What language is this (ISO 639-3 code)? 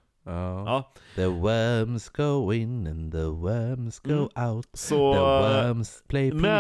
swe